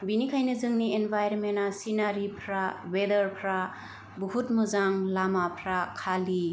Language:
Bodo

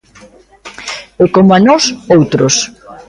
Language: Galician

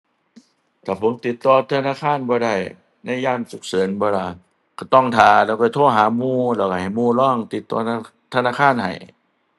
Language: Thai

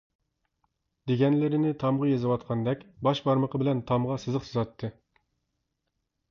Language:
Uyghur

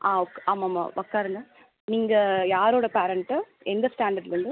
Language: Tamil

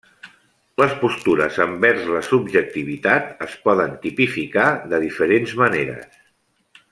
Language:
Catalan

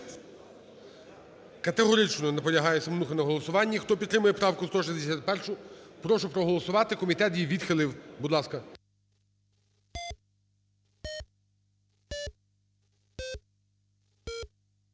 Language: Ukrainian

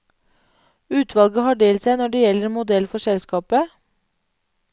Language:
Norwegian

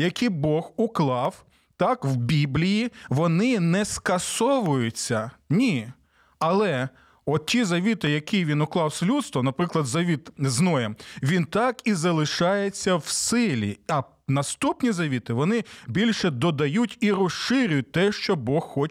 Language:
Ukrainian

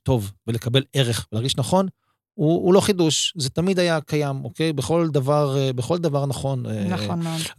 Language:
Hebrew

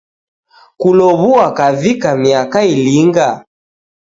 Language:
Taita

